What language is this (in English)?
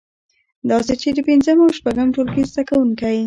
Pashto